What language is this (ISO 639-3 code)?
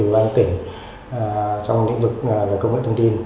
vie